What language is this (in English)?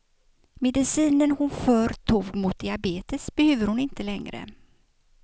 Swedish